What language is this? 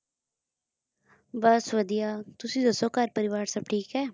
Punjabi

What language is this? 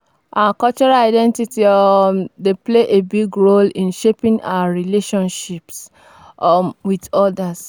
Nigerian Pidgin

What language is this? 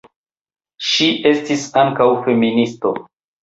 Esperanto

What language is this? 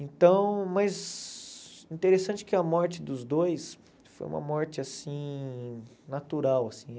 Portuguese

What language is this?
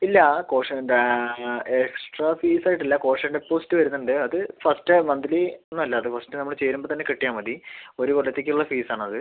Malayalam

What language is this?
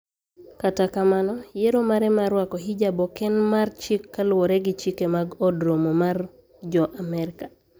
Luo (Kenya and Tanzania)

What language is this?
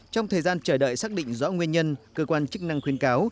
Vietnamese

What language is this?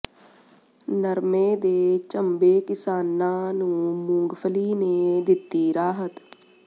Punjabi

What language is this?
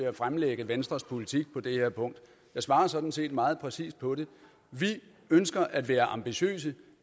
Danish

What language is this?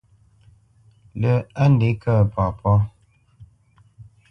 Bamenyam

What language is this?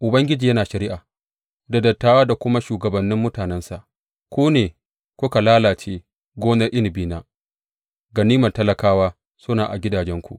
Hausa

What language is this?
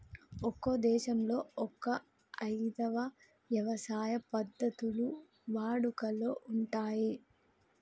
Telugu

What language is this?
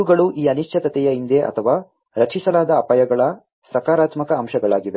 Kannada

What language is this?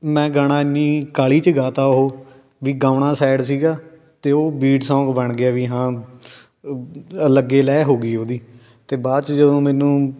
Punjabi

